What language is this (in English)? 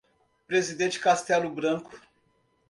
Portuguese